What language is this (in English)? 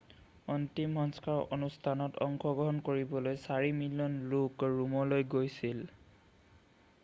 Assamese